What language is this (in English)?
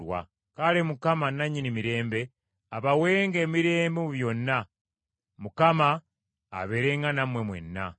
Ganda